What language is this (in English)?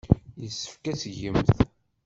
Kabyle